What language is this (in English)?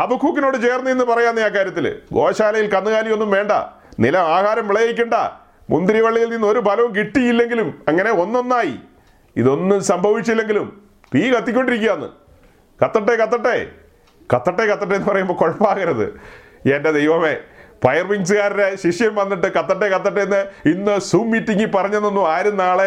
Malayalam